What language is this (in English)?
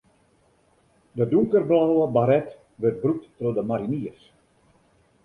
Western Frisian